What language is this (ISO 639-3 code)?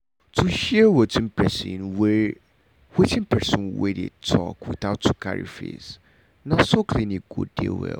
pcm